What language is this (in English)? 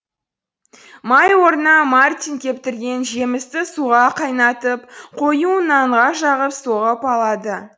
Kazakh